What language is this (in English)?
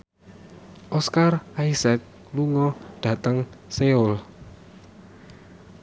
Javanese